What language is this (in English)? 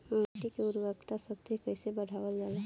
Bhojpuri